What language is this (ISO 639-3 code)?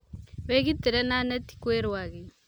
kik